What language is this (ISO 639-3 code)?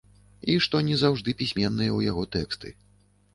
bel